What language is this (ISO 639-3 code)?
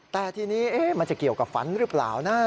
tha